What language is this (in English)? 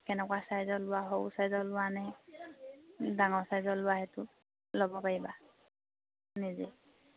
Assamese